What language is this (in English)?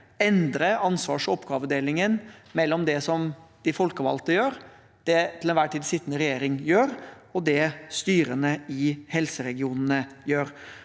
Norwegian